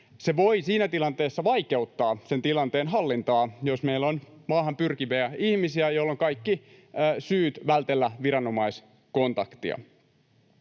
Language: Finnish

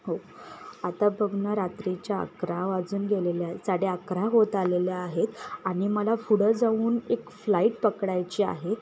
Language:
Marathi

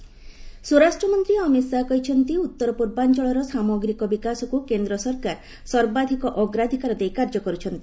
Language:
Odia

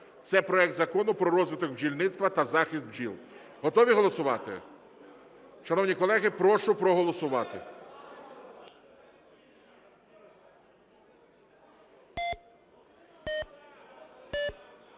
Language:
Ukrainian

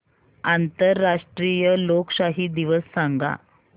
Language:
Marathi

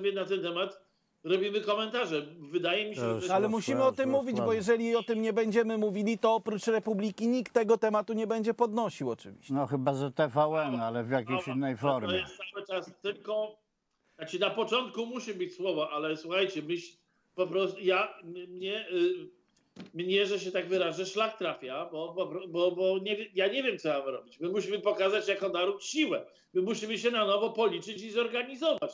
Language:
Polish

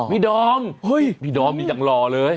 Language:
Thai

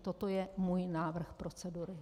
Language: Czech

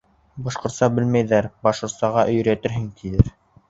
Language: Bashkir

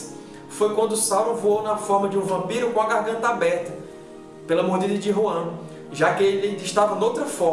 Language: Portuguese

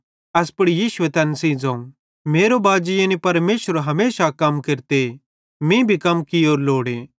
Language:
Bhadrawahi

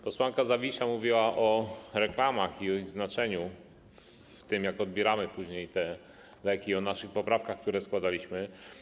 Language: Polish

